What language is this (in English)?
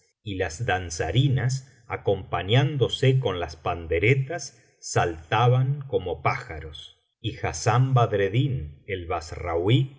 Spanish